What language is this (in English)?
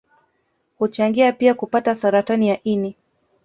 Swahili